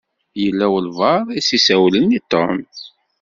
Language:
Kabyle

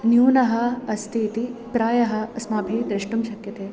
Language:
Sanskrit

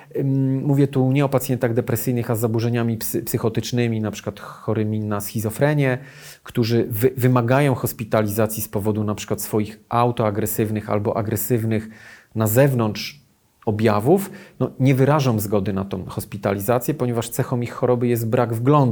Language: Polish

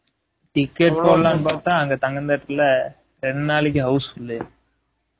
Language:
Tamil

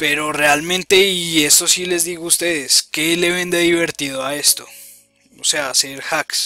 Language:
Spanish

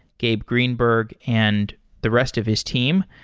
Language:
English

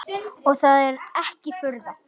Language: Icelandic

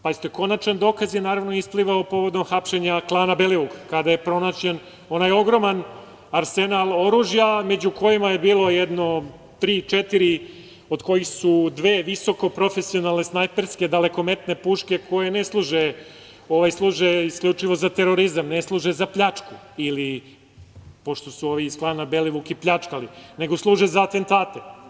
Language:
Serbian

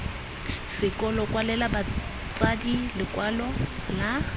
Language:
Tswana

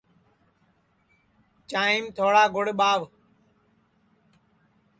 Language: Sansi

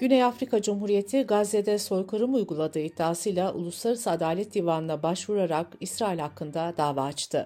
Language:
Turkish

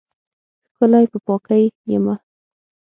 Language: Pashto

